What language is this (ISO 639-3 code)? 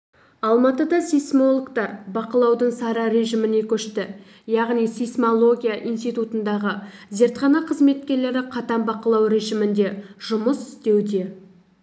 kaz